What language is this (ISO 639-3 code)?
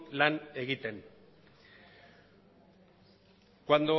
eus